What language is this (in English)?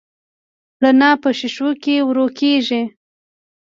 Pashto